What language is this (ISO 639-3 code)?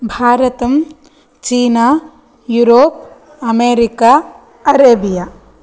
san